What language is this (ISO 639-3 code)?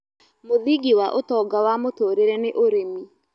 kik